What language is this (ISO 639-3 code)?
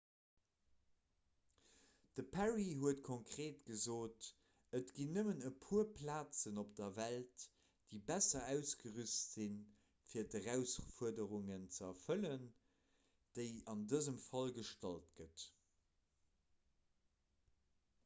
ltz